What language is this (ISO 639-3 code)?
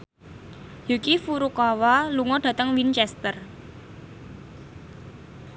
jav